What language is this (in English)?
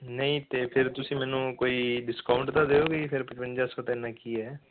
Punjabi